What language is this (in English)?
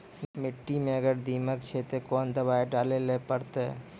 Maithili